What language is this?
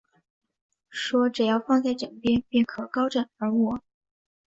Chinese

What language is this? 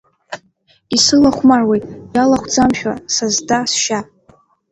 Abkhazian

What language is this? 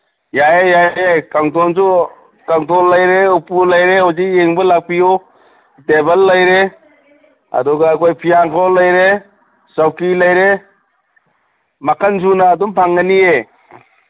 Manipuri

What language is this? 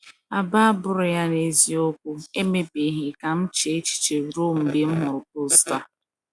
Igbo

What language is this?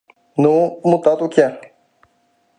Mari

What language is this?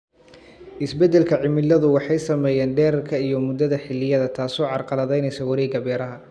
Somali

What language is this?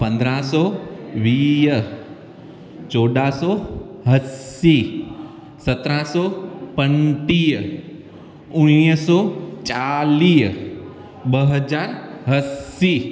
Sindhi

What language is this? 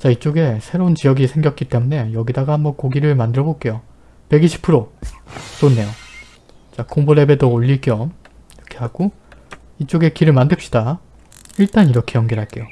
Korean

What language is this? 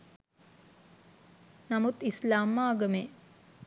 Sinhala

